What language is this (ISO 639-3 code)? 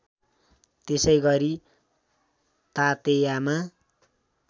nep